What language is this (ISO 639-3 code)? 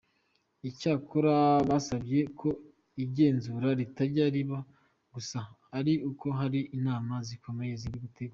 kin